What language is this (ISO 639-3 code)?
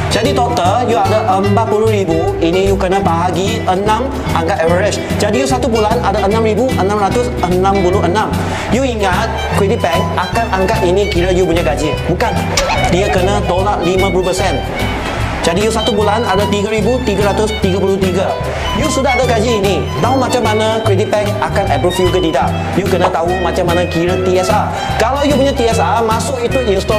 msa